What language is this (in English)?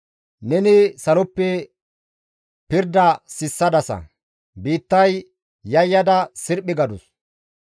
Gamo